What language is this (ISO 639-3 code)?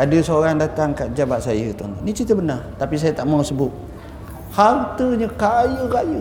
msa